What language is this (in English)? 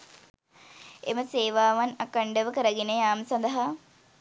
Sinhala